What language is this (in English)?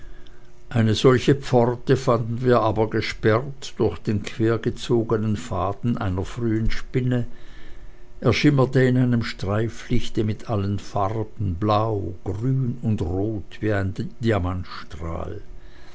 German